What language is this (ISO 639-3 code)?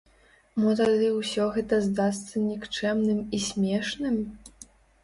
bel